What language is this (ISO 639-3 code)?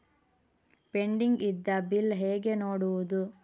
kan